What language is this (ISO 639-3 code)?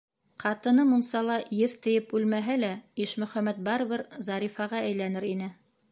bak